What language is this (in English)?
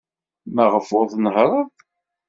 Kabyle